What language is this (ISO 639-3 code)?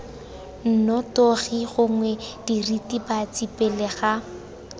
tsn